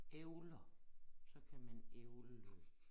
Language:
Danish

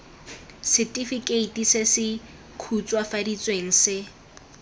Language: Tswana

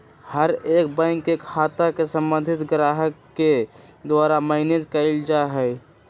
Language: Magahi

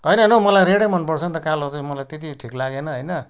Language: Nepali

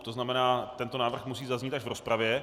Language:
Czech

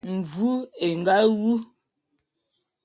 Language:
Bulu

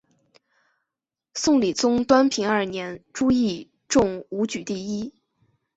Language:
Chinese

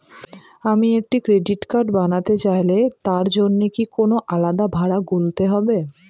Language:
Bangla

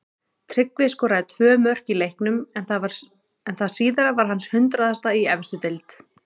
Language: Icelandic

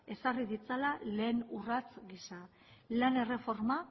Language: Basque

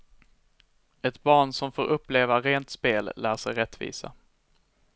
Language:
Swedish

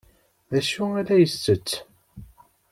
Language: Kabyle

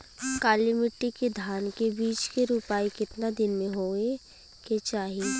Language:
Bhojpuri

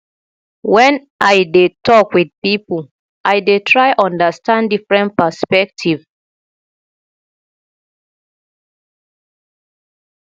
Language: Nigerian Pidgin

